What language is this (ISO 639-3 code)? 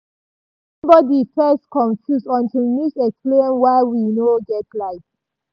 pcm